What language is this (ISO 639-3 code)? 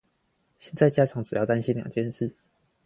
zho